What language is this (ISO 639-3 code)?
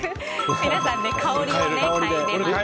jpn